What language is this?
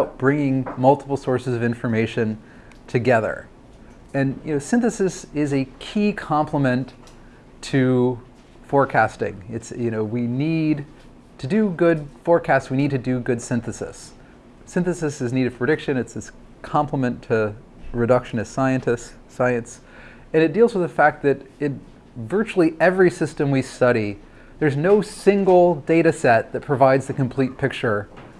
English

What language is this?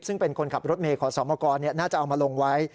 Thai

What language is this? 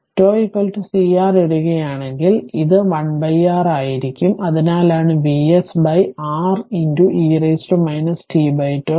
Malayalam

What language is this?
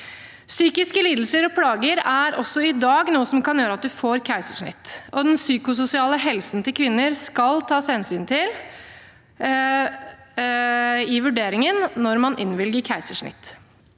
Norwegian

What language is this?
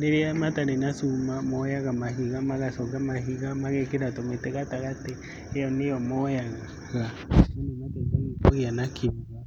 Kikuyu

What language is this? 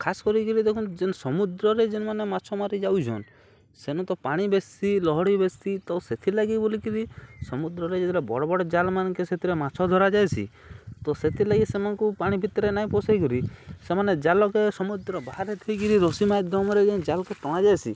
Odia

